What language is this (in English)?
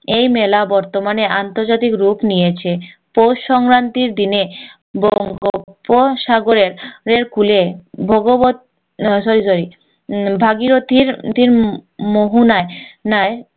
Bangla